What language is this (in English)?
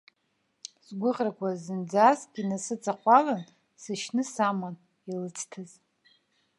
Abkhazian